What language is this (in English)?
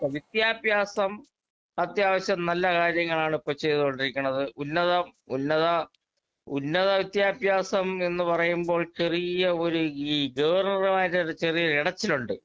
Malayalam